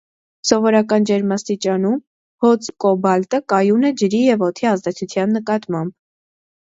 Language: Armenian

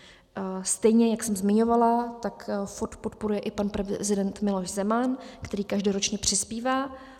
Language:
Czech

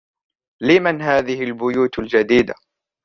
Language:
Arabic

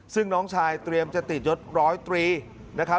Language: Thai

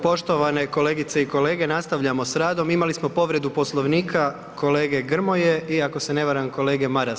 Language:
Croatian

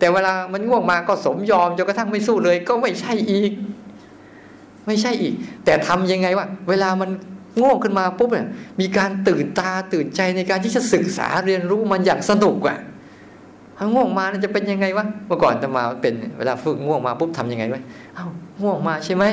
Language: Thai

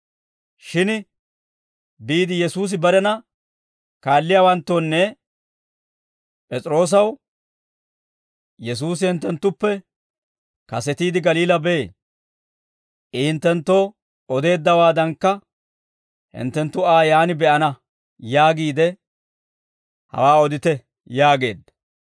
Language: Dawro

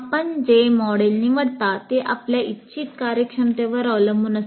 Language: Marathi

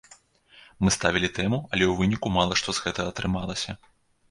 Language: Belarusian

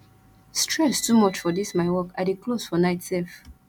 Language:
Nigerian Pidgin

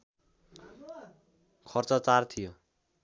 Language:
Nepali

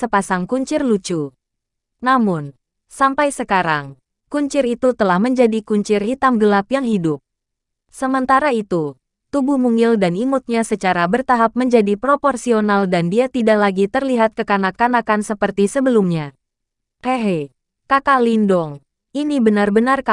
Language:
Indonesian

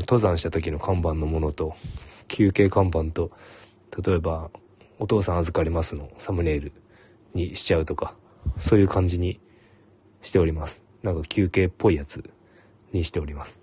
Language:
Japanese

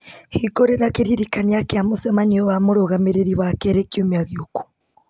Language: Kikuyu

